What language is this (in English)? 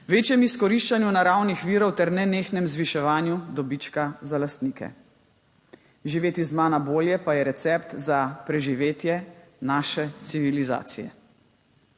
Slovenian